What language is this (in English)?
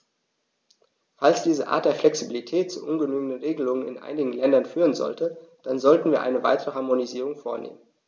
German